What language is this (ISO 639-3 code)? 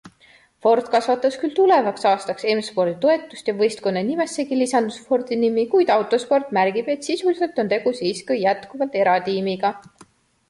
est